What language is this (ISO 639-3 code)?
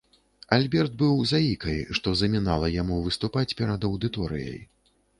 bel